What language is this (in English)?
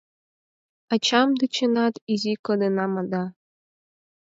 Mari